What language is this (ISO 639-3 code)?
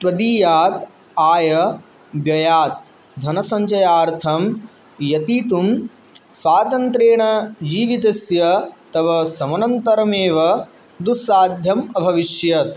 san